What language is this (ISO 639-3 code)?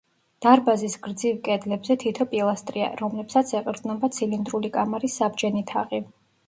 kat